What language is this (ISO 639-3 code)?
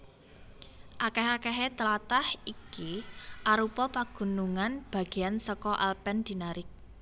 jav